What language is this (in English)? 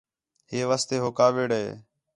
Khetrani